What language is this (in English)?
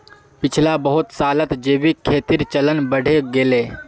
Magahi